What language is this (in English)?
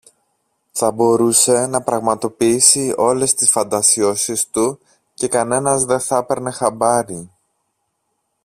Greek